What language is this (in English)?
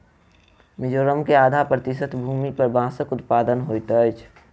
Maithili